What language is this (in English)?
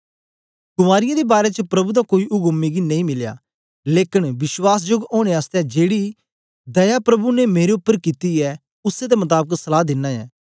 Dogri